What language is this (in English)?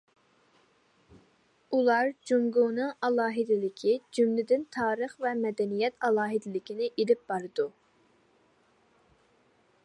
Uyghur